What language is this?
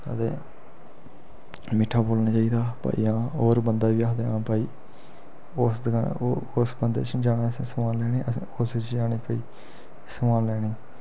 Dogri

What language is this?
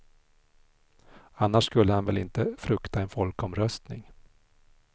Swedish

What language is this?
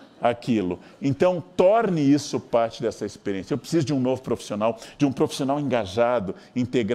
Portuguese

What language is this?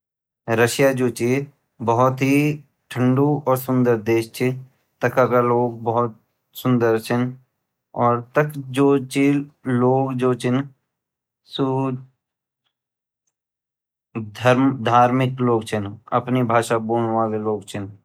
Garhwali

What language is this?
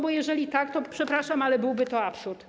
Polish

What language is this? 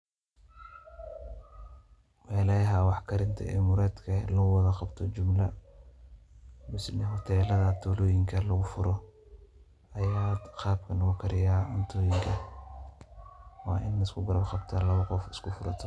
Somali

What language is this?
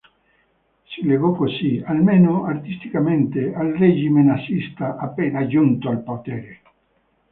Italian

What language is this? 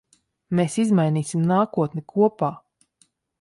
Latvian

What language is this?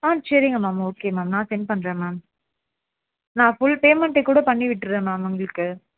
Tamil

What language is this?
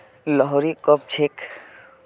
Magahi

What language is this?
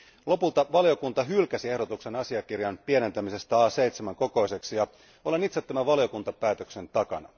Finnish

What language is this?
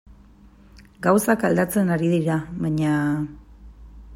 Basque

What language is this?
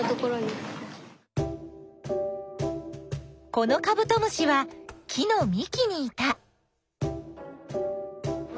Japanese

